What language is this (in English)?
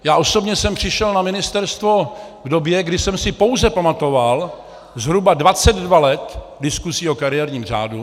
Czech